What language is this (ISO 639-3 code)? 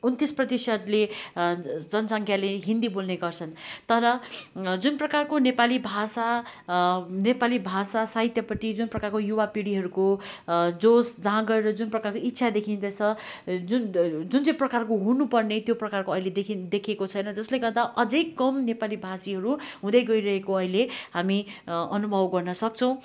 nep